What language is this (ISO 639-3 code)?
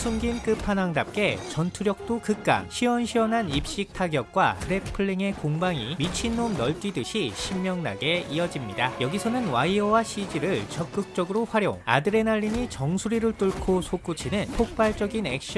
kor